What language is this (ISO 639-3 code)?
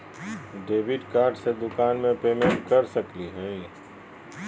mag